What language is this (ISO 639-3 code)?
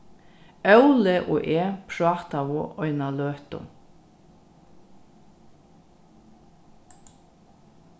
fao